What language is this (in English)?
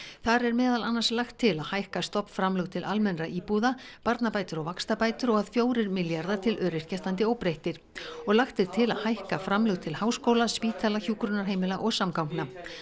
Icelandic